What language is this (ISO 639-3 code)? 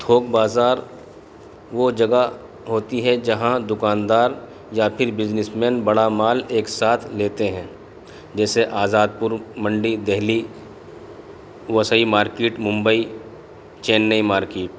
urd